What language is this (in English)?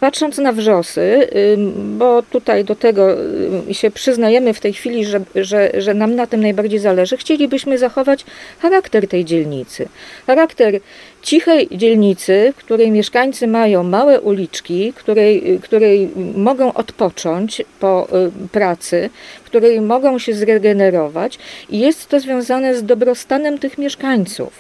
Polish